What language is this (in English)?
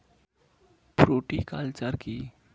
Bangla